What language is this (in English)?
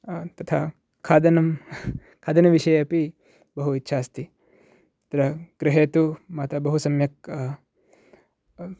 Sanskrit